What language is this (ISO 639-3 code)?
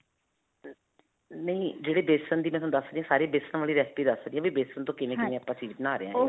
pan